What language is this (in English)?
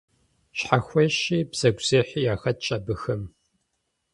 Kabardian